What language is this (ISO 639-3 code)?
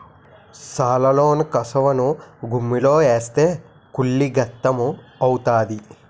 tel